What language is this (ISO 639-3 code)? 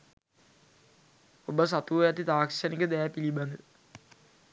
sin